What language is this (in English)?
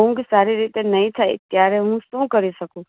Gujarati